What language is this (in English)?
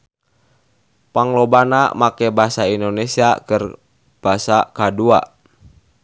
Sundanese